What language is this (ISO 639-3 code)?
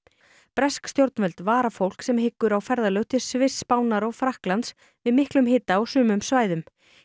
isl